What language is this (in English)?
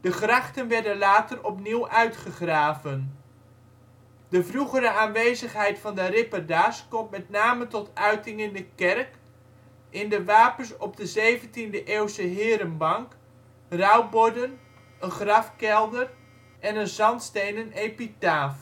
Dutch